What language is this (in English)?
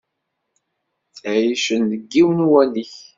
Kabyle